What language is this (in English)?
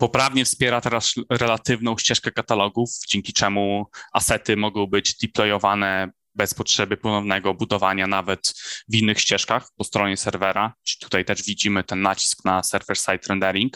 Polish